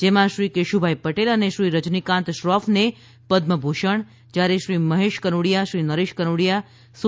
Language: Gujarati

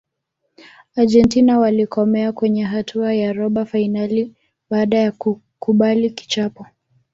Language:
Swahili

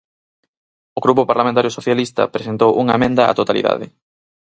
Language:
Galician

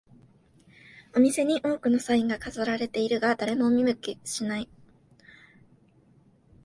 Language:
Japanese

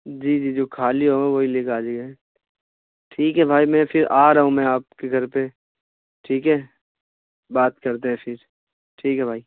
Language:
Urdu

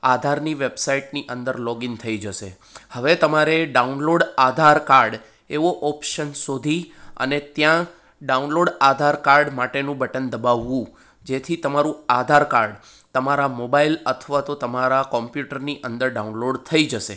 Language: Gujarati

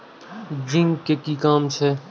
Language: Maithili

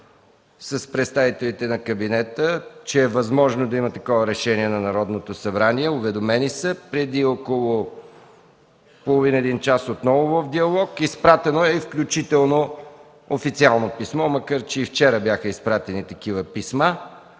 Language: Bulgarian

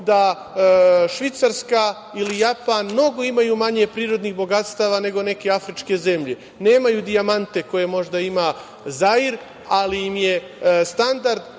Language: Serbian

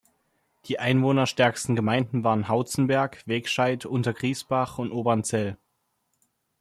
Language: German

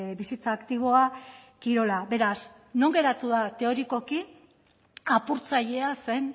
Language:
Basque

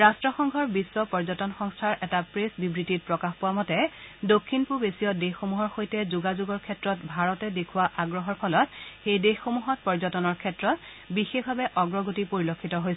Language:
Assamese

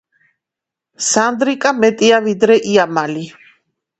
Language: Georgian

